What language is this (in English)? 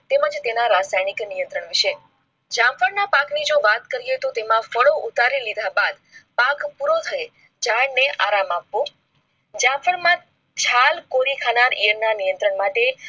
Gujarati